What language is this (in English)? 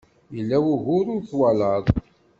Kabyle